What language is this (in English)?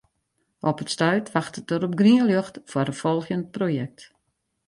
Western Frisian